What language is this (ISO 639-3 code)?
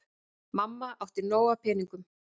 isl